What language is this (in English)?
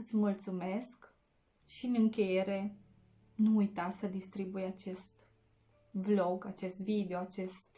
Romanian